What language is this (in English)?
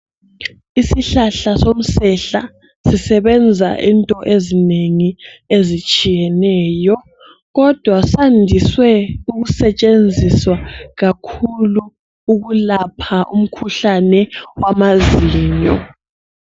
North Ndebele